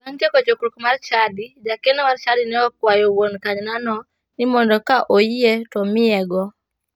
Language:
Luo (Kenya and Tanzania)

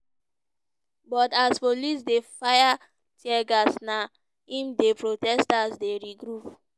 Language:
Nigerian Pidgin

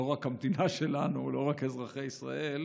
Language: Hebrew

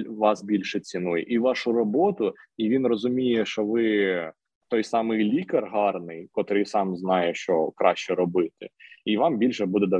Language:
Ukrainian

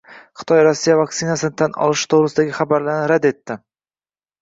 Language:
Uzbek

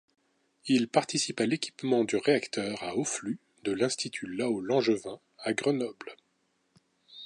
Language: French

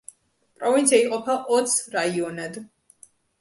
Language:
Georgian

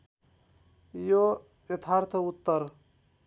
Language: Nepali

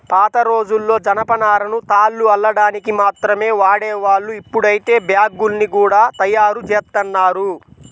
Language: Telugu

